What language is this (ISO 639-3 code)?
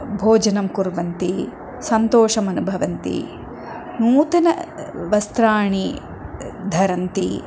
san